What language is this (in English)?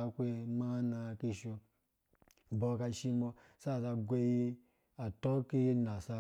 Dũya